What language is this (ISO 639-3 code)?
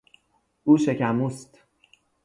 fas